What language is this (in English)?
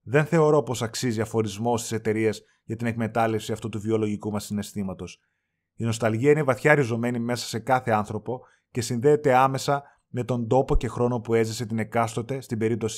Greek